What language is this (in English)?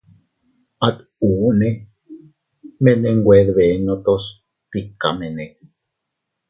Teutila Cuicatec